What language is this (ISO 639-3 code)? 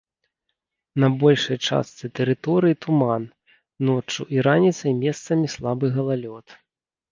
bel